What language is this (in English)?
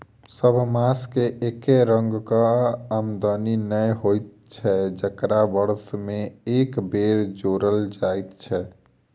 Maithili